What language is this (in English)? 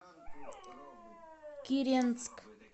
Russian